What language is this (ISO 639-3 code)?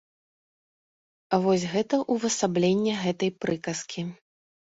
bel